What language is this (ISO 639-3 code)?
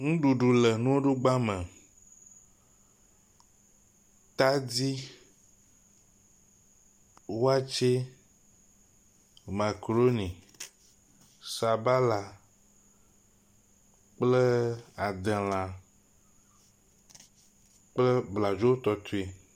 ewe